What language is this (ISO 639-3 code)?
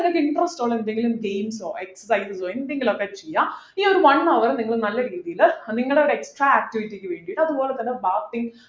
mal